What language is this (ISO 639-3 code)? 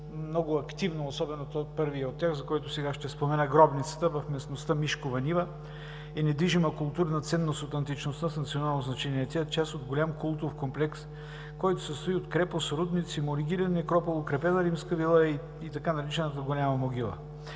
bul